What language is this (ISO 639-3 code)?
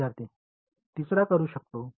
mar